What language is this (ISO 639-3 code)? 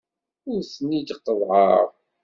kab